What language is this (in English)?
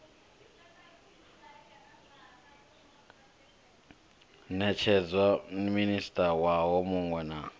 Venda